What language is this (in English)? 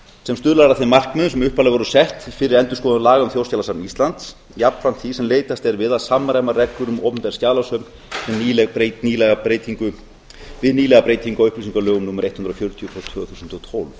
Icelandic